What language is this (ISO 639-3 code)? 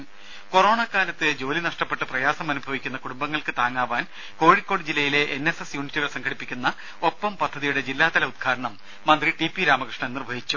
mal